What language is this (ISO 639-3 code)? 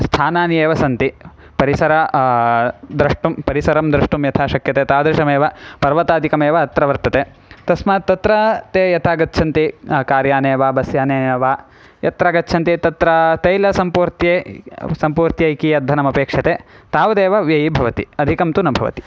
san